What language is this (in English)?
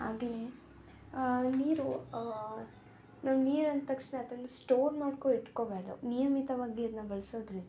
Kannada